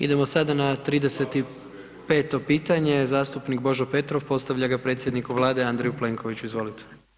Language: Croatian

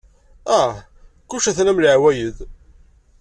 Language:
Kabyle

